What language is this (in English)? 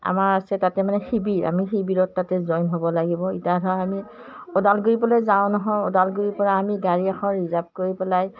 Assamese